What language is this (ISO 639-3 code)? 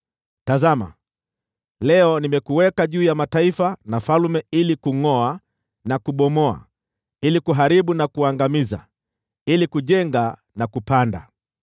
swa